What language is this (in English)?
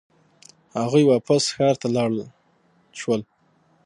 Pashto